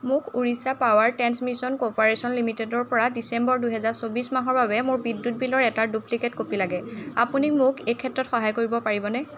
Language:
Assamese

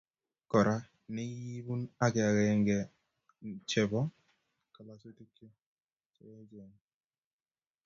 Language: Kalenjin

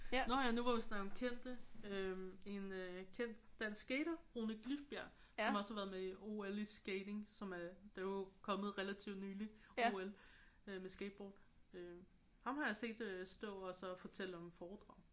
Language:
Danish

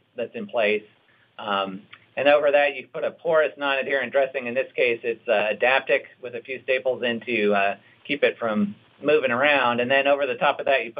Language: English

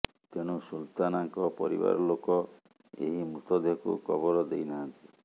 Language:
Odia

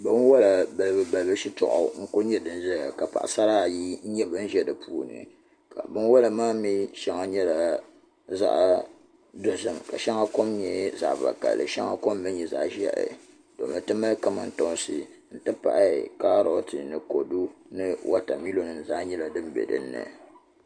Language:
Dagbani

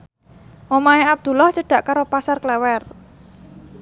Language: Javanese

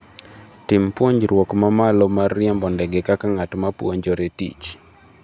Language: Luo (Kenya and Tanzania)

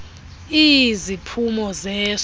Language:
Xhosa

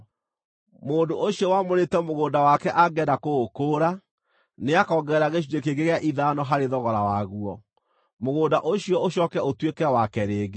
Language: Kikuyu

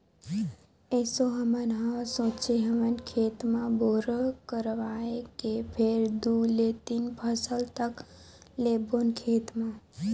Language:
Chhattisgarhi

